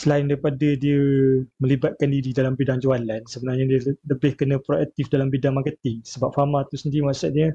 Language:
Malay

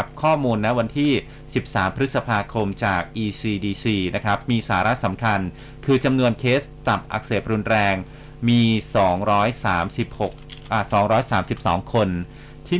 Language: Thai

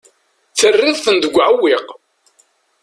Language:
Kabyle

